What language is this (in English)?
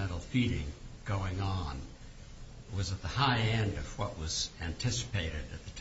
English